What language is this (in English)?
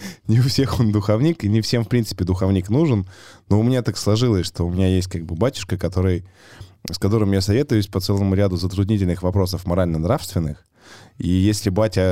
Russian